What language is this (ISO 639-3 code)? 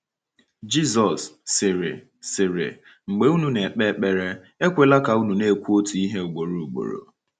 ibo